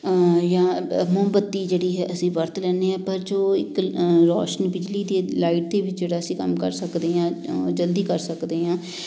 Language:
Punjabi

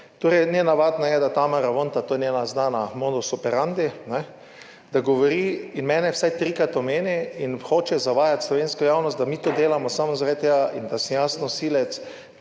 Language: Slovenian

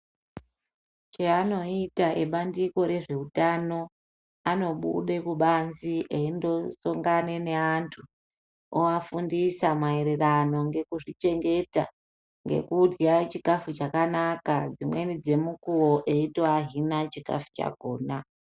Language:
Ndau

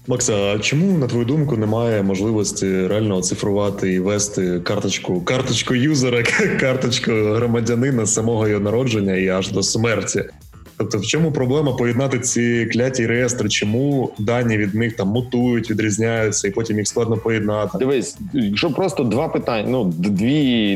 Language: Ukrainian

